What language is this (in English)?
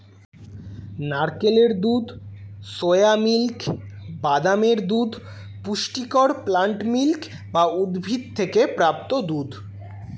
Bangla